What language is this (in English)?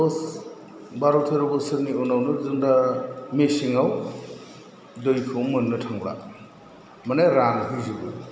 Bodo